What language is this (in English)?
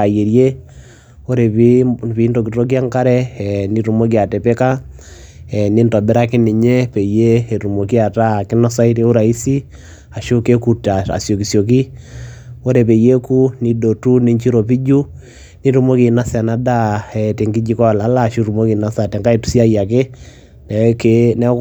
Masai